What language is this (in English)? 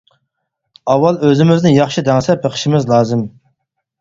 Uyghur